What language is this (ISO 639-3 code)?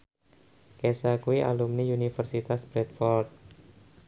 jav